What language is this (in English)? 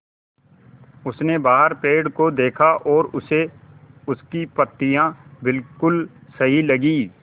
Hindi